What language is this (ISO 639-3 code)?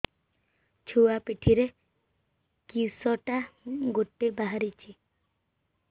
ori